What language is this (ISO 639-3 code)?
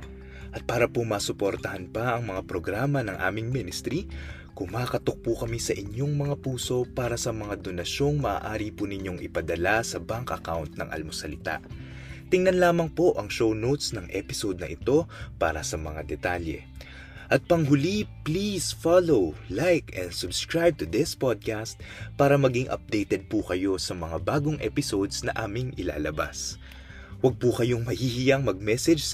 fil